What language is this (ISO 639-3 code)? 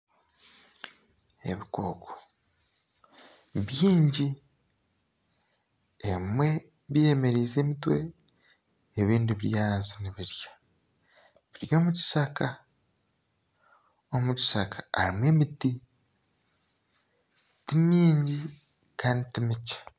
nyn